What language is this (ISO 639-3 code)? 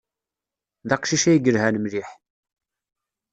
kab